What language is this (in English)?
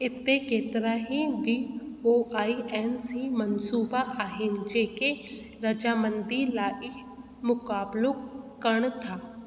Sindhi